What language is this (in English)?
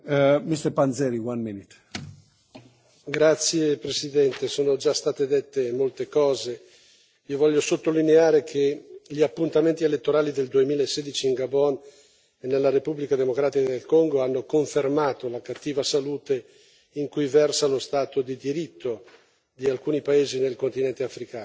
Italian